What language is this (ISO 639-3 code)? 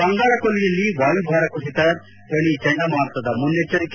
kan